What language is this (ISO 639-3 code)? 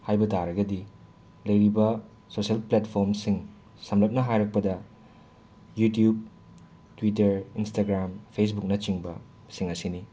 mni